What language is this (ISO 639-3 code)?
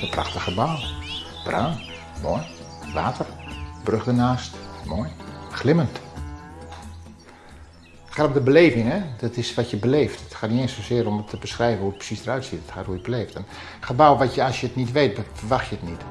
nld